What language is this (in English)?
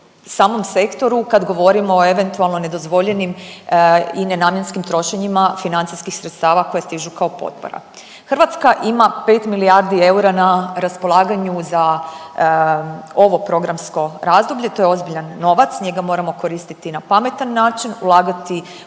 Croatian